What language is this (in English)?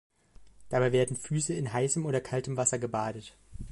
German